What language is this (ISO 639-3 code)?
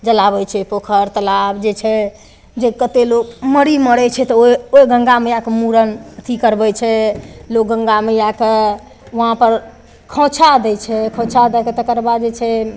mai